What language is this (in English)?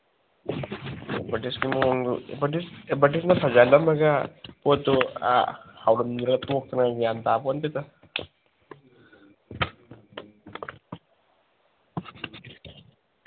Manipuri